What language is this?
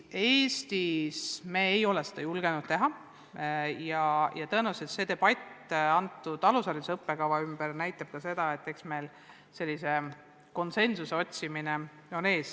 Estonian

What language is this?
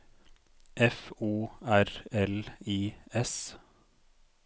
Norwegian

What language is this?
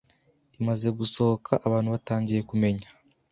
Kinyarwanda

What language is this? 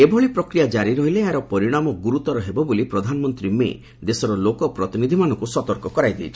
Odia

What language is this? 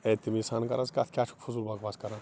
Kashmiri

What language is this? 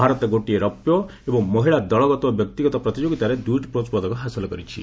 Odia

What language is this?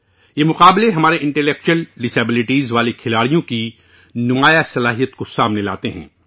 Urdu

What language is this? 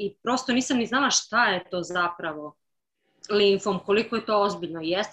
Croatian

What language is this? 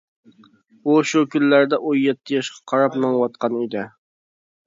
Uyghur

